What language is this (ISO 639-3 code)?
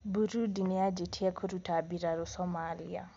kik